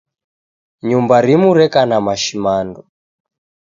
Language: Taita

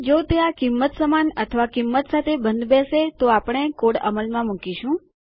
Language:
Gujarati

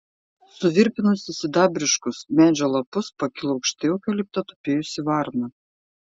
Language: Lithuanian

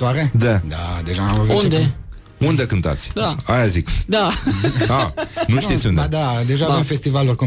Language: Romanian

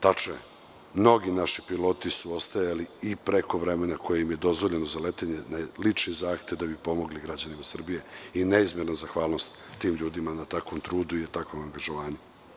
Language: Serbian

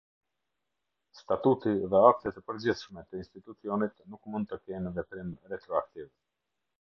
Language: Albanian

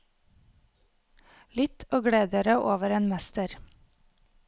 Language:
Norwegian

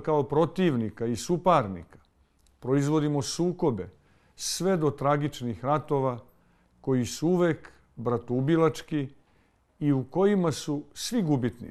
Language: Croatian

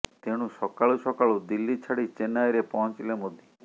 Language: Odia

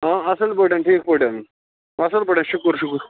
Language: Kashmiri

